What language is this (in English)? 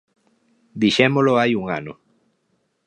Galician